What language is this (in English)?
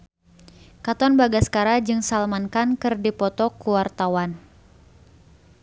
Sundanese